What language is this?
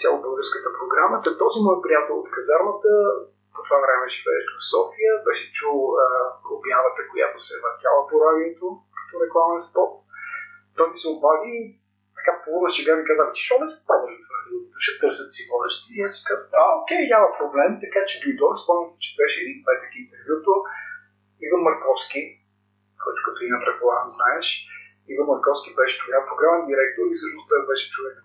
Bulgarian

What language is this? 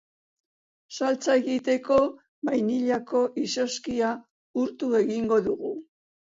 Basque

